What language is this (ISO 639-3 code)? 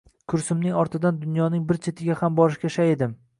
uzb